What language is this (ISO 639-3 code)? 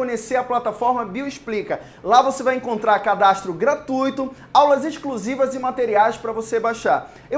por